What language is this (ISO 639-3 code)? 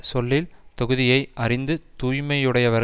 tam